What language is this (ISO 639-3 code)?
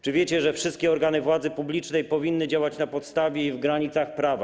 pol